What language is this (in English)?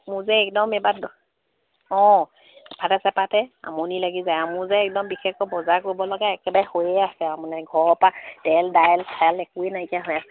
Assamese